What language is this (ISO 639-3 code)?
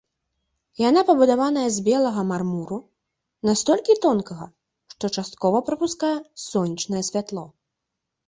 bel